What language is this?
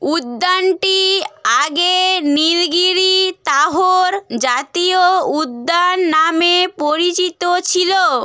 Bangla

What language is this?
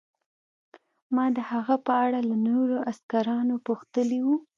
Pashto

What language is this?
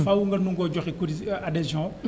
Wolof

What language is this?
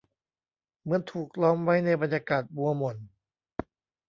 Thai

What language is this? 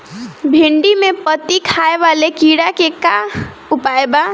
Bhojpuri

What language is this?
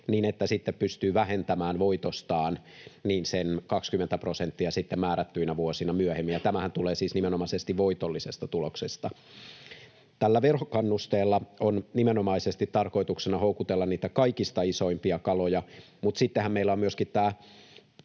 Finnish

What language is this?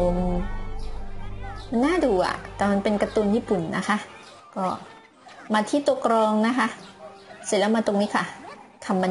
Thai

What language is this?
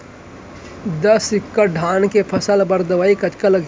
Chhattisgarhi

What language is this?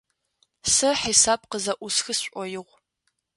Adyghe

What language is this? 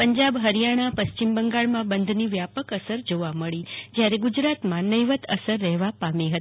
Gujarati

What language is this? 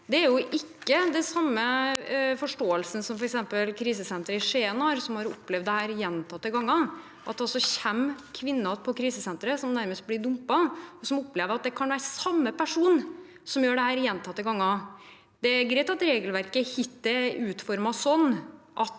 Norwegian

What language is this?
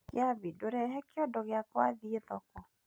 Kikuyu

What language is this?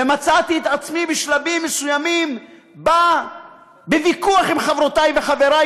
Hebrew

